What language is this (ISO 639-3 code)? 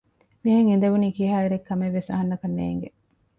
div